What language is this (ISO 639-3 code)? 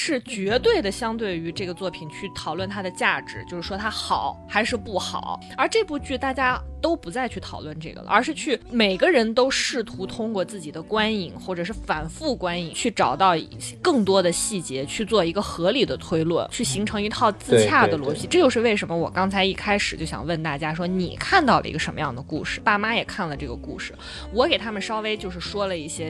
zho